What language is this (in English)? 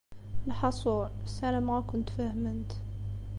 Kabyle